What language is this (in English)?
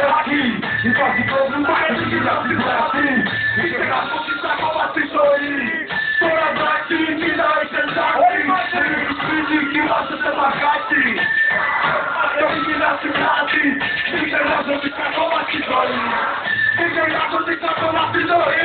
Greek